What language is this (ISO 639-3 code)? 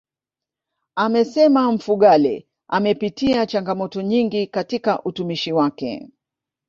swa